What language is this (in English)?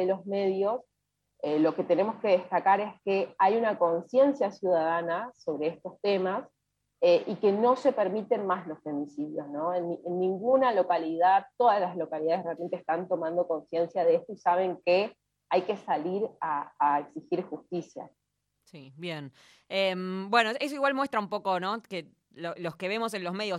Spanish